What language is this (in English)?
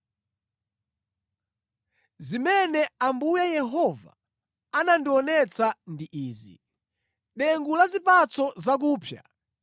Nyanja